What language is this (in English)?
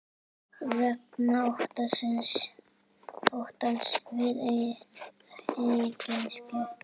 Icelandic